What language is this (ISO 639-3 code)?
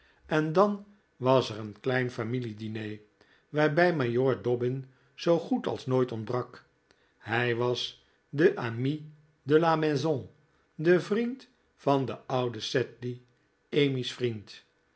nld